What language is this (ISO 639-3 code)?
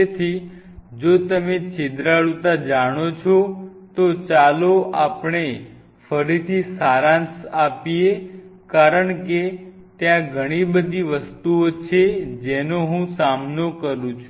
guj